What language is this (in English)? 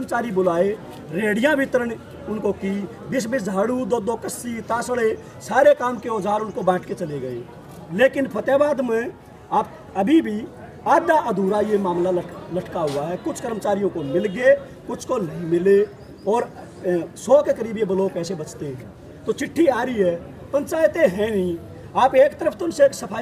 Hindi